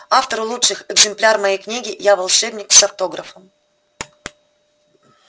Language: Russian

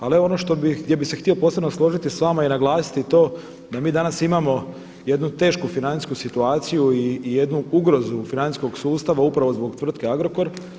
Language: Croatian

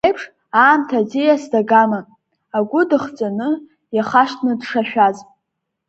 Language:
Abkhazian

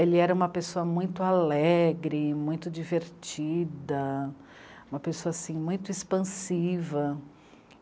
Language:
Portuguese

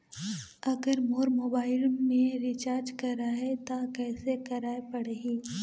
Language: Chhattisgarhi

